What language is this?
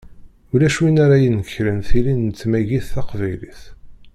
Kabyle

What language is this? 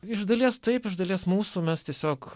Lithuanian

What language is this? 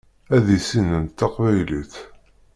Kabyle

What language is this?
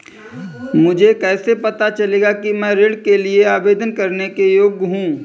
Hindi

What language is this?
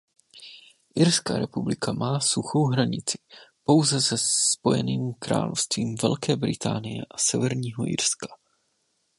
Czech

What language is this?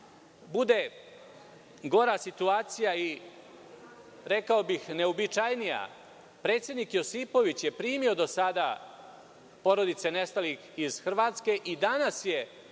Serbian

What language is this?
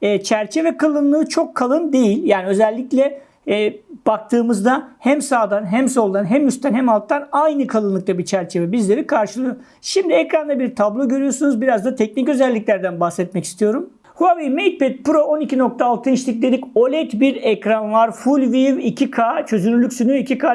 Turkish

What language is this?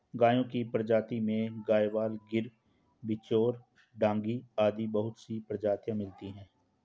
Hindi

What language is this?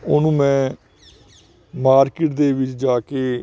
Punjabi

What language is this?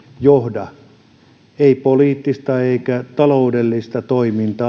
Finnish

